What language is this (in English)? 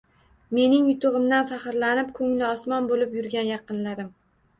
Uzbek